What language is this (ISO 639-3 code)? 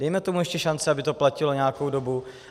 ces